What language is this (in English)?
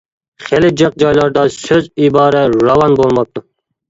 Uyghur